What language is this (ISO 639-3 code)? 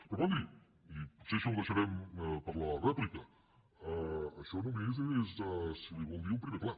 cat